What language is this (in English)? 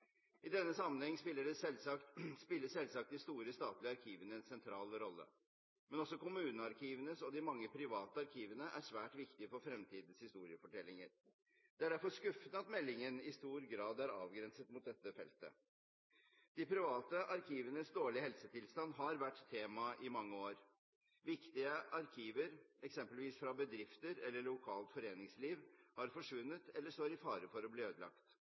Norwegian Bokmål